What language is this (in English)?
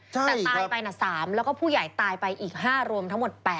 Thai